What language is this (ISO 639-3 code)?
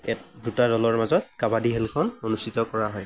asm